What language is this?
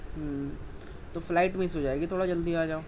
Urdu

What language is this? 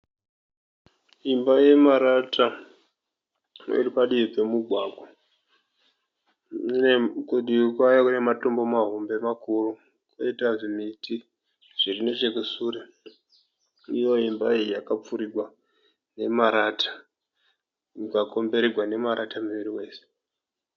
Shona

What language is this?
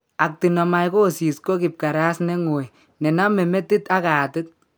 Kalenjin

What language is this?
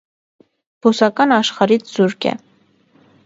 Armenian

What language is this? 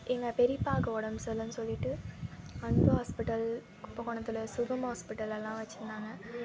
Tamil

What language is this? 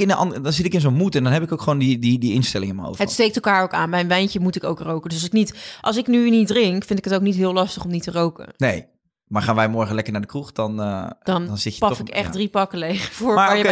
Dutch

